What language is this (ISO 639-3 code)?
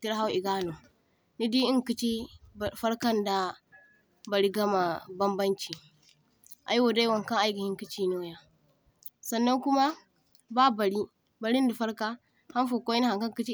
dje